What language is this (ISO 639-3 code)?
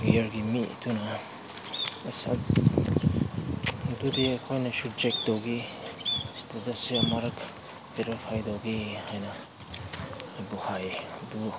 mni